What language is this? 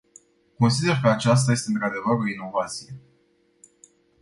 Romanian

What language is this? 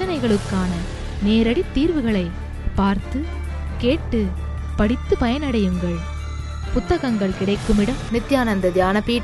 Tamil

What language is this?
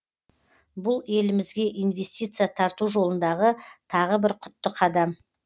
Kazakh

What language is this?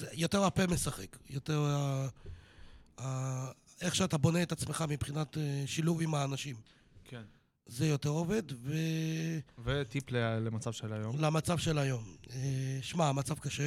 Hebrew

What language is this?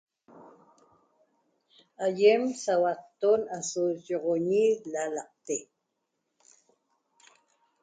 Toba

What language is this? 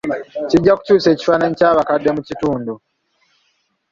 Ganda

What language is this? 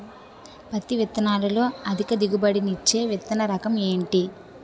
Telugu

